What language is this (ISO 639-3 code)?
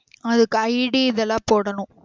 tam